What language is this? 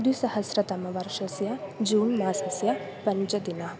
Sanskrit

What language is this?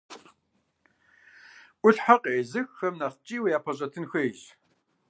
Kabardian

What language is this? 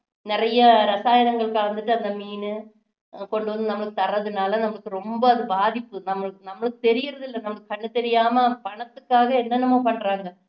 Tamil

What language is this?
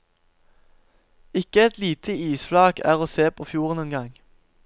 Norwegian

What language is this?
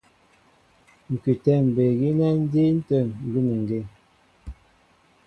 Mbo (Cameroon)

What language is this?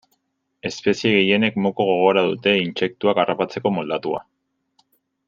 Basque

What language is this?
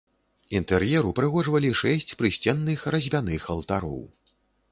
Belarusian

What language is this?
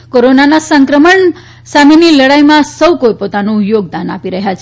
Gujarati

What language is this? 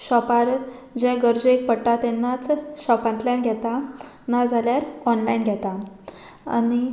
Konkani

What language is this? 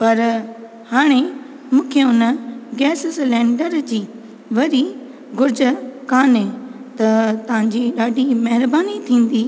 Sindhi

